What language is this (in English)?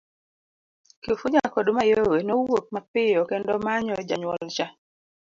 Luo (Kenya and Tanzania)